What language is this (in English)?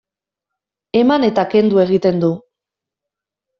Basque